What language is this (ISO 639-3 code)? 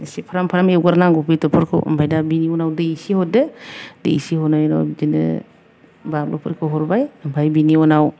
brx